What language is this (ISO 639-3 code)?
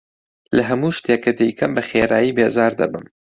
ckb